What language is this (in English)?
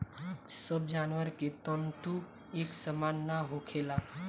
Bhojpuri